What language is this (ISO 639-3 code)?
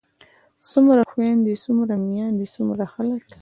pus